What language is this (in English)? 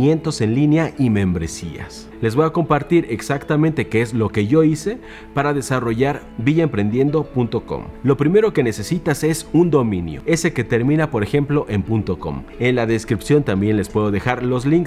Spanish